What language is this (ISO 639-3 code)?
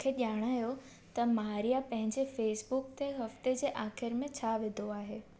snd